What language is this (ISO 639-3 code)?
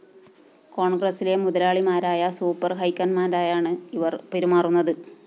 mal